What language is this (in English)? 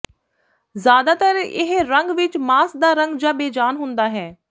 Punjabi